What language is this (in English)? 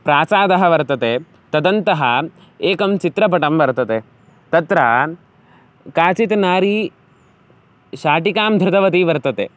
Sanskrit